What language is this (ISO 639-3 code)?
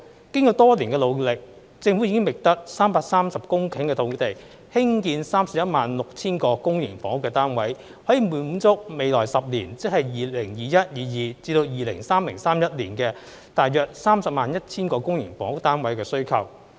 yue